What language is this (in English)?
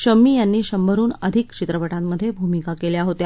Marathi